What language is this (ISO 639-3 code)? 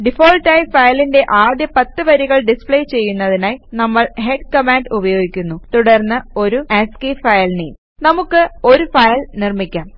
mal